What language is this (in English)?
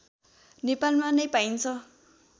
Nepali